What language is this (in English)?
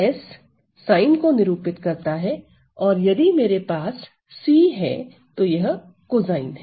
Hindi